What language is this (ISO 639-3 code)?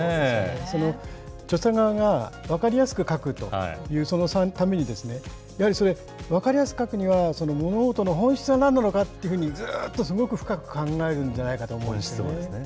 jpn